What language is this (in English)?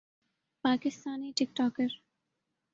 Urdu